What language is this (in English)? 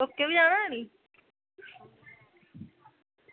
Dogri